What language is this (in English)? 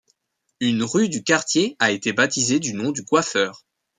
French